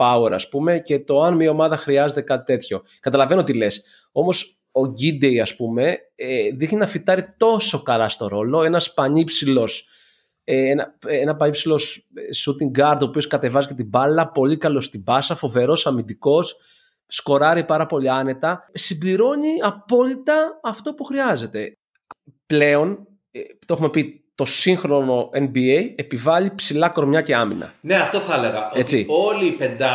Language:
Greek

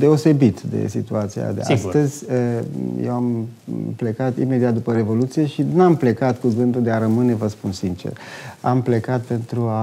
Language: Romanian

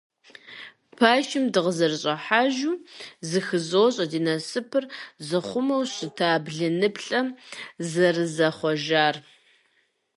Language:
Kabardian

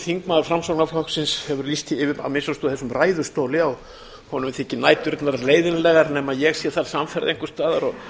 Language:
Icelandic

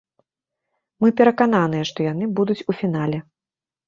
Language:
Belarusian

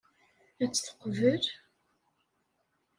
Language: Kabyle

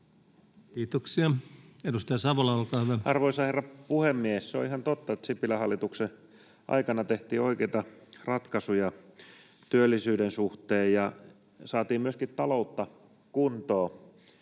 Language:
Finnish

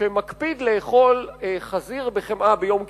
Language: Hebrew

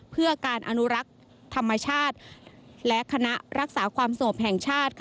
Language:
Thai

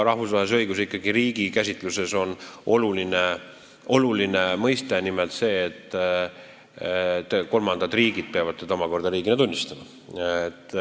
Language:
Estonian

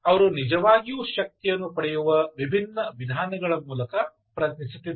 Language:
Kannada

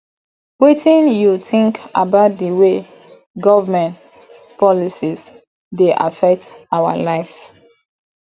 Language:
Nigerian Pidgin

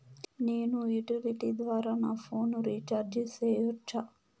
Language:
Telugu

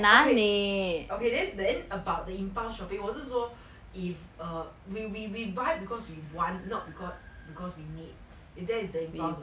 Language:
English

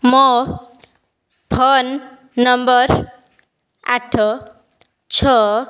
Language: Odia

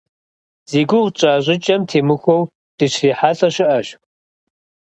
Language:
Kabardian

